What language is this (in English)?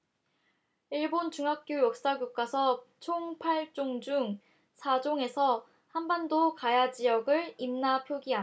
Korean